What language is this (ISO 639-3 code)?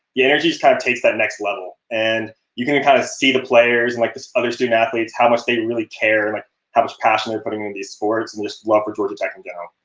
eng